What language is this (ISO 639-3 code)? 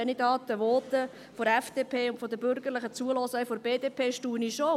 gsw